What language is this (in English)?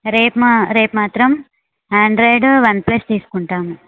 Telugu